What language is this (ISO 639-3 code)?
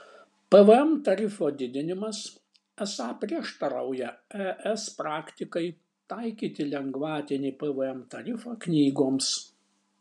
lit